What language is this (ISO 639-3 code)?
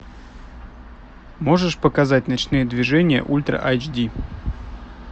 rus